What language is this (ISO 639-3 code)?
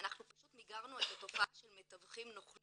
heb